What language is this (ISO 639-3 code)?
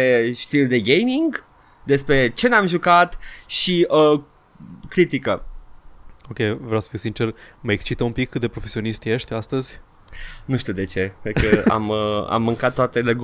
ron